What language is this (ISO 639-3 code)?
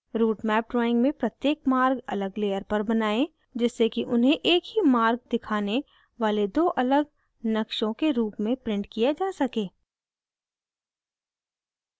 hin